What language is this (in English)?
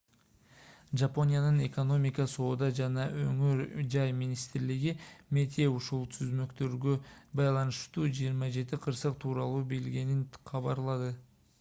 Kyrgyz